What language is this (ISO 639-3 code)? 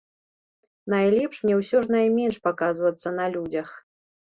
bel